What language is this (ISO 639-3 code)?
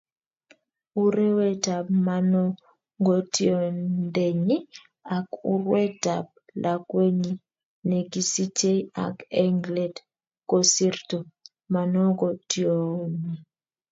kln